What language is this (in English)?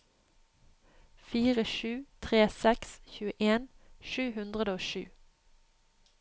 Norwegian